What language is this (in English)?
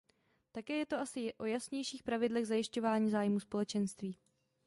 Czech